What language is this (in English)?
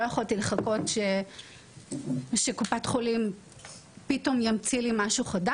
Hebrew